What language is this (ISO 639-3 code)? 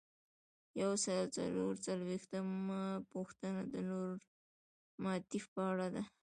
pus